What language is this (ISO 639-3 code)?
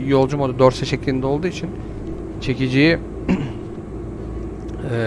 tur